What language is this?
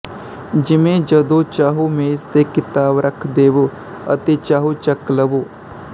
Punjabi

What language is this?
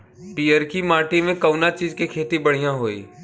Bhojpuri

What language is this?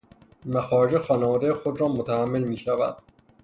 Persian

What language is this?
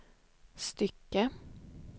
Swedish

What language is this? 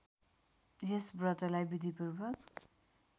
Nepali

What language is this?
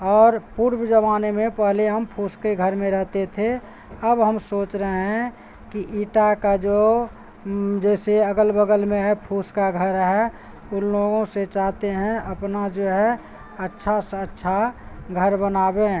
Urdu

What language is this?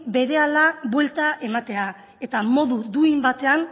Basque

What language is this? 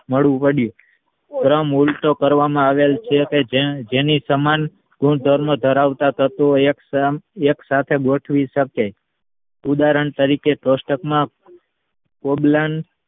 Gujarati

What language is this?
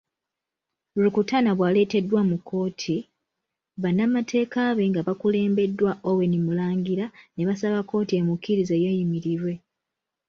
Ganda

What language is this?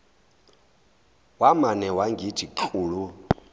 Zulu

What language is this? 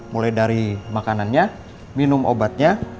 Indonesian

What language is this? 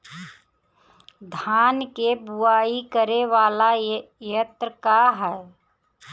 Bhojpuri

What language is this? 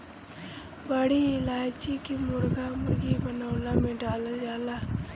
Bhojpuri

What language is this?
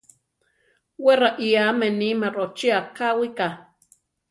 Central Tarahumara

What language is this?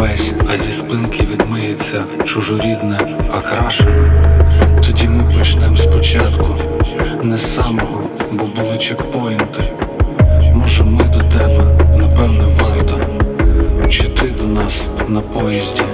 Ukrainian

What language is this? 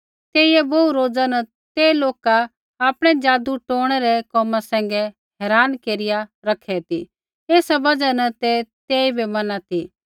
Kullu Pahari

